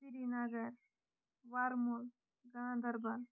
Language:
Kashmiri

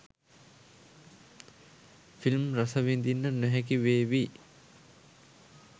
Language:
Sinhala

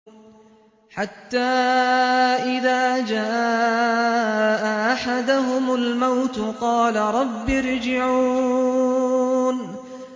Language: Arabic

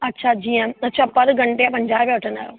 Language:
Sindhi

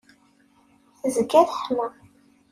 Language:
Kabyle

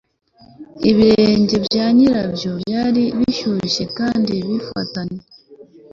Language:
Kinyarwanda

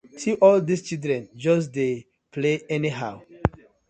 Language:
Nigerian Pidgin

